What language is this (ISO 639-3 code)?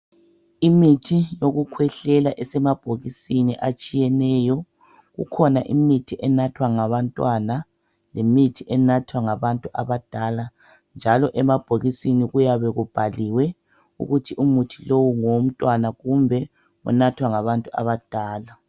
nde